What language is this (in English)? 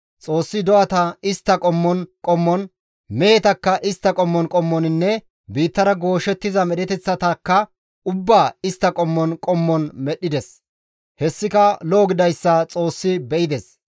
Gamo